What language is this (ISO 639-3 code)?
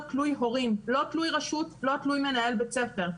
heb